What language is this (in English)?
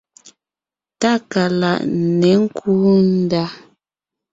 Ngiemboon